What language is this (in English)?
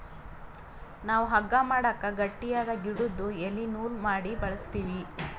Kannada